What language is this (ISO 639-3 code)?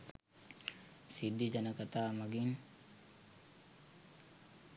sin